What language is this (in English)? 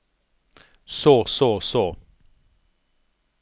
Norwegian